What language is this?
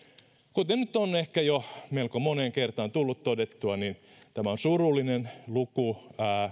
Finnish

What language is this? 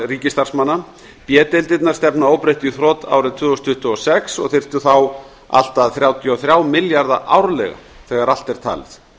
Icelandic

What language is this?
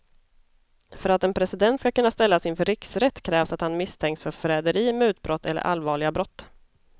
Swedish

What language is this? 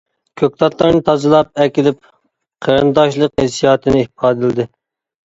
Uyghur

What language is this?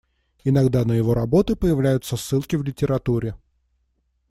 Russian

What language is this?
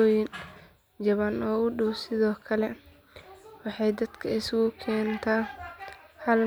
Somali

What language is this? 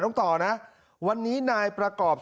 Thai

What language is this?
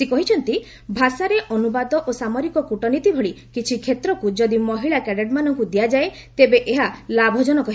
Odia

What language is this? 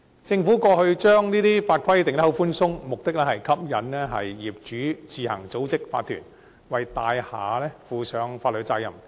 Cantonese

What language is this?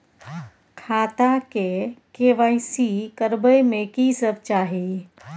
Maithili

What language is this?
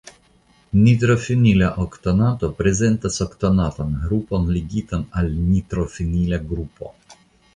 Esperanto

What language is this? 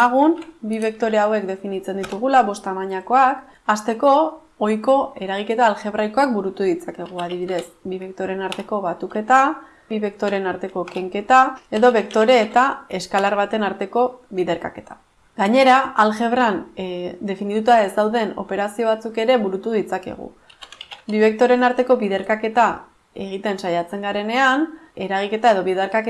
Spanish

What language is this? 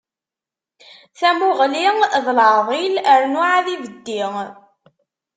Kabyle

